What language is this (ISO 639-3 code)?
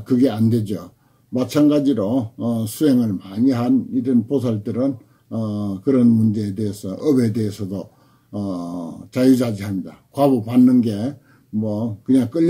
kor